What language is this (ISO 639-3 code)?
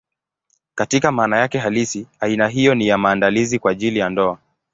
swa